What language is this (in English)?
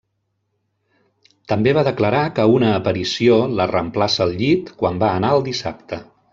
Catalan